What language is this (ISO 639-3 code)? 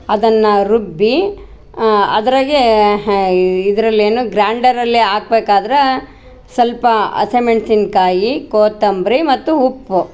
kan